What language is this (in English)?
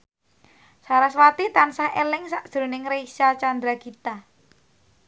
Javanese